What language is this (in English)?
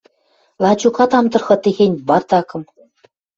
Western Mari